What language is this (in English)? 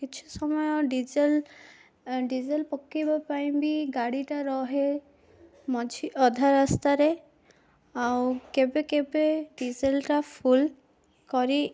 Odia